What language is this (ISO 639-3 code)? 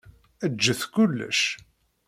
kab